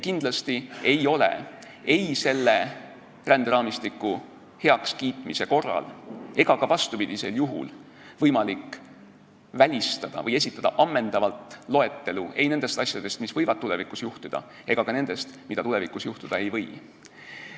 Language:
Estonian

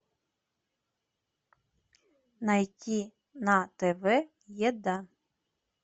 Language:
Russian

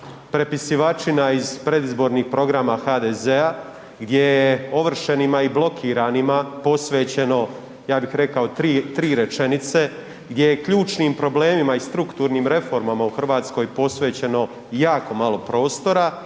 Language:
Croatian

